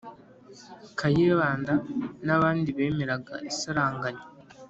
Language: Kinyarwanda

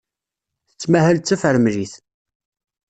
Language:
Kabyle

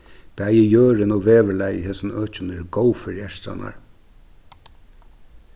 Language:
Faroese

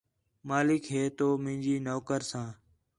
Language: Khetrani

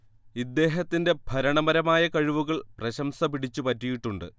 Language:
Malayalam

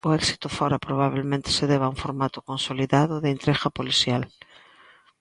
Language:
Galician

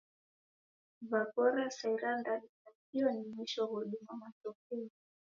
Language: Taita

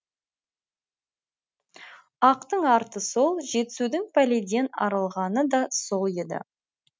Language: Kazakh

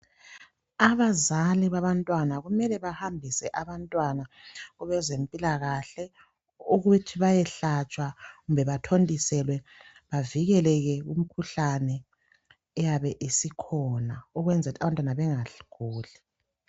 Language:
North Ndebele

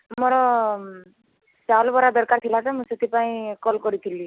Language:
Odia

